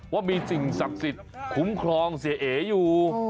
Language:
Thai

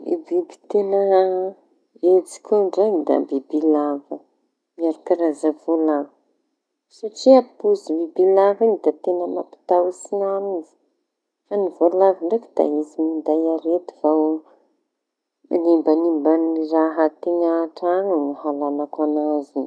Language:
Tanosy Malagasy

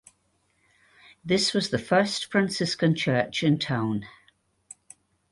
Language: English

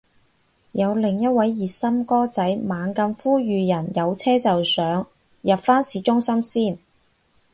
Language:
Cantonese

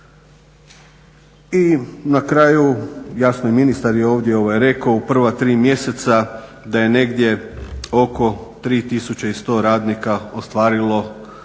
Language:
Croatian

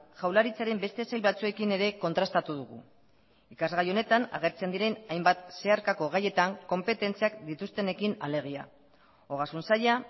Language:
Basque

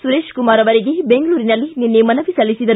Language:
Kannada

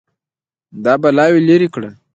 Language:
Pashto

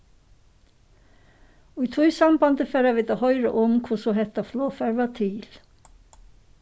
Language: Faroese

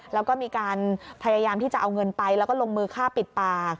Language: Thai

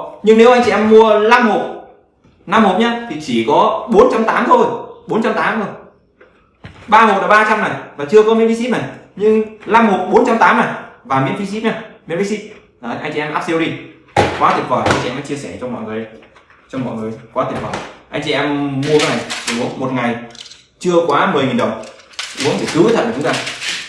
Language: Vietnamese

